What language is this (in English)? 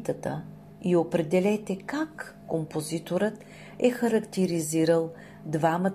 Bulgarian